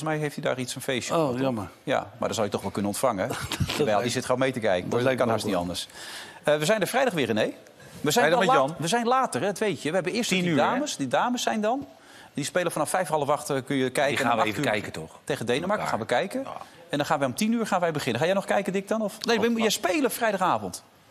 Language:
Dutch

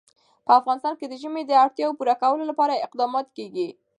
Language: Pashto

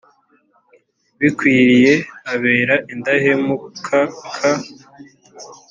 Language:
Kinyarwanda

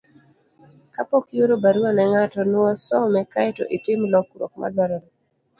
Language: Luo (Kenya and Tanzania)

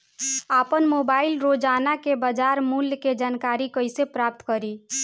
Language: Bhojpuri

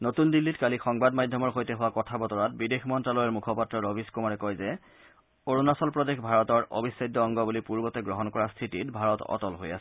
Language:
Assamese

